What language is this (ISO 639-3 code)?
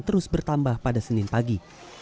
ind